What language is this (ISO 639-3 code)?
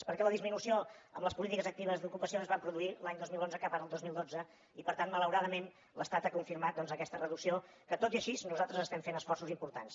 cat